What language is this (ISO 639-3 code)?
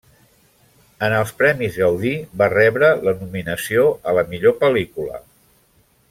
cat